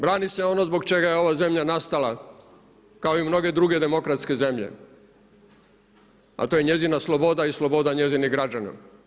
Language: Croatian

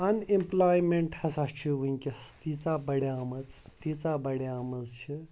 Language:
Kashmiri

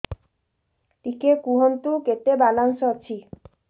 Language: Odia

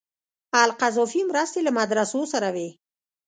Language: Pashto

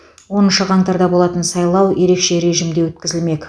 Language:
Kazakh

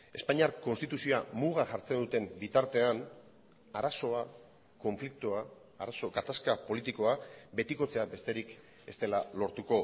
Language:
Basque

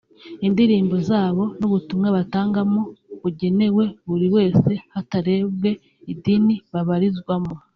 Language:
Kinyarwanda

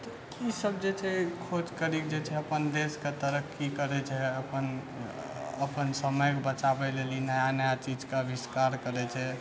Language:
Maithili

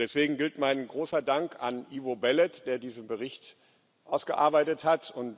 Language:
German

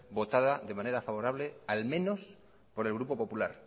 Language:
Spanish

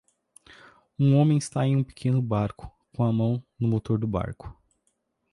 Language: Portuguese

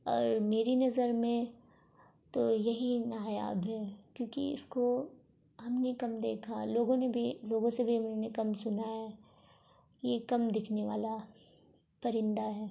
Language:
Urdu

